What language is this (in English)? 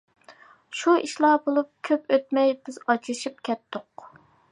Uyghur